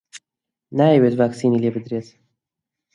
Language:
Central Kurdish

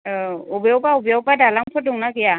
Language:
Bodo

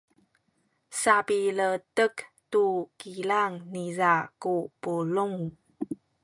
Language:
Sakizaya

